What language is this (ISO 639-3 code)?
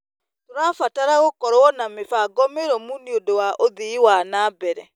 kik